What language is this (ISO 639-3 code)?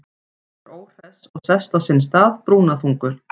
isl